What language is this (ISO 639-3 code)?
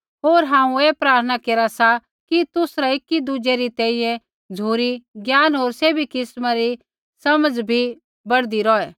kfx